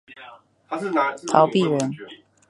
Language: Chinese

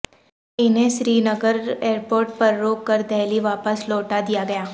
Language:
Urdu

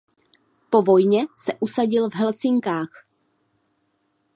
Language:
Czech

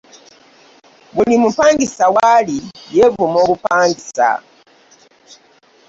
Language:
Ganda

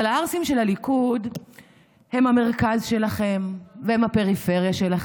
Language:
Hebrew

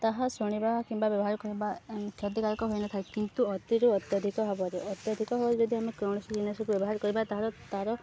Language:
Odia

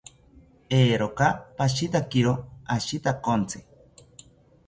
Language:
South Ucayali Ashéninka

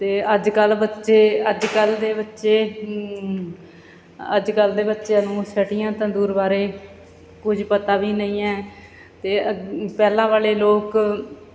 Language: Punjabi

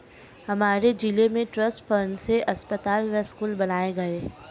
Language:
Hindi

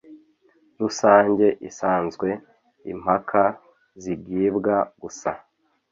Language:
Kinyarwanda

